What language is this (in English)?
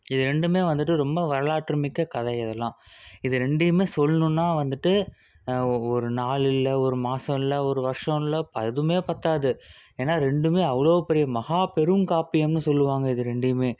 Tamil